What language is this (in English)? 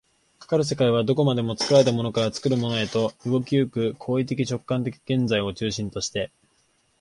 Japanese